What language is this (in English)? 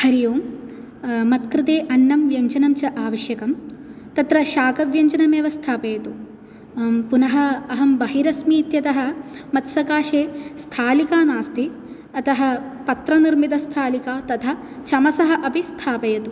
Sanskrit